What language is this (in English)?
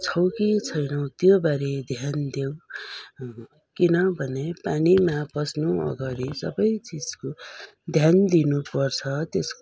Nepali